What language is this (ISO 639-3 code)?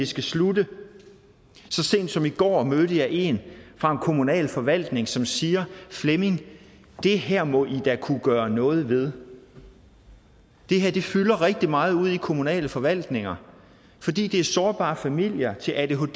dan